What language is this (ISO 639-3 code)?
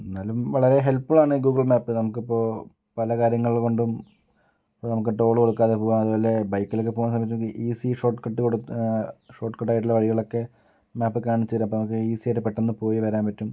mal